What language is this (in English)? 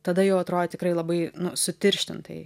Lithuanian